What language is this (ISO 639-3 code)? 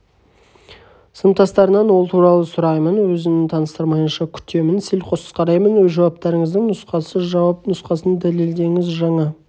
kaz